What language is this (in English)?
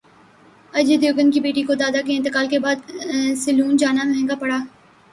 Urdu